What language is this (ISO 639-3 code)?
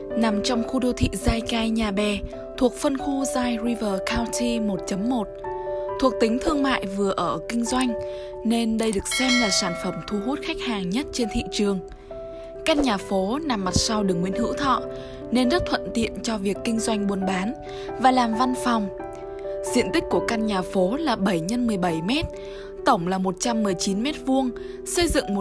vie